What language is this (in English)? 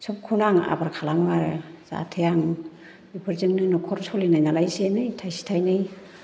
Bodo